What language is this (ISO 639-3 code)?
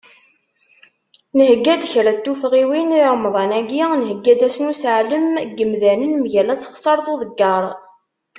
kab